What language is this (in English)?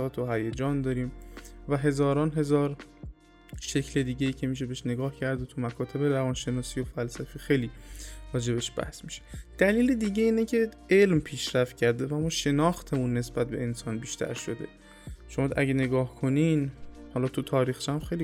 Persian